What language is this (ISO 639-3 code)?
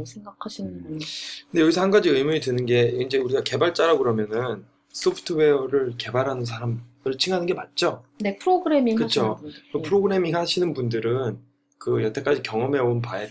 kor